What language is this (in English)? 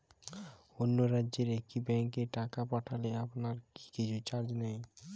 Bangla